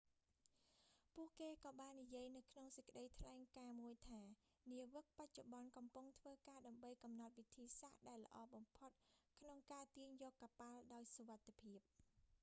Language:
Khmer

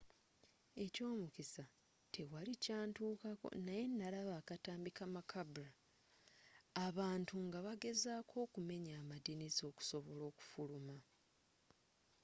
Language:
Ganda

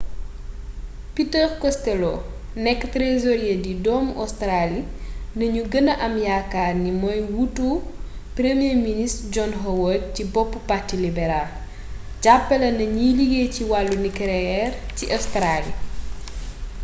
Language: Wolof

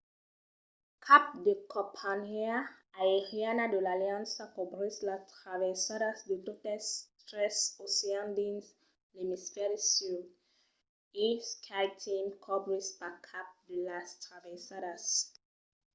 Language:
Occitan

